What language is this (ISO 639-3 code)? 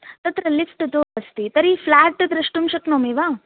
san